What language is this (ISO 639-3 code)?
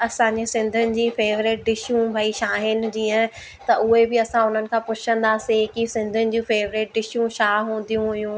snd